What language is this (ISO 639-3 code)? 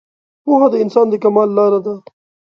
pus